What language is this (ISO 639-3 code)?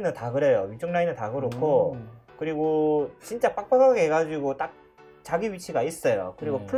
kor